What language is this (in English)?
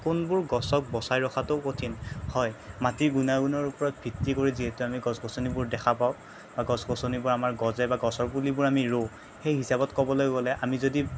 Assamese